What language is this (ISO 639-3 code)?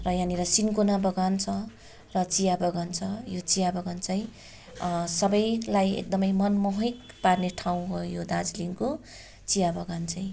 nep